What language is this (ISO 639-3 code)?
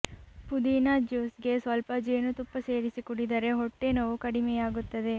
kan